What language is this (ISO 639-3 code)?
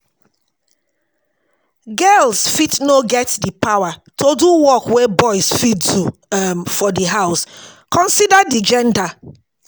pcm